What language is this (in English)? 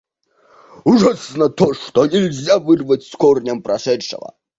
Russian